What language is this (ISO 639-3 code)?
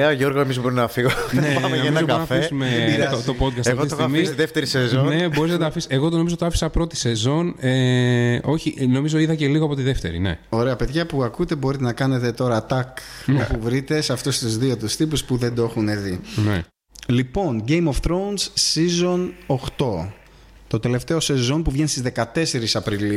ell